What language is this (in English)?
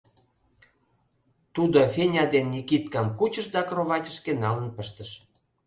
Mari